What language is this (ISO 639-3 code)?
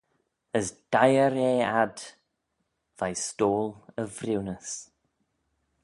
glv